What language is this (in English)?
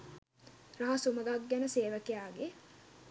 Sinhala